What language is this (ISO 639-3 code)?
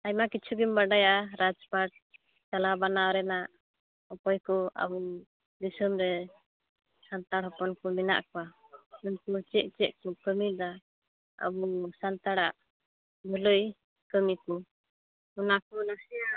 sat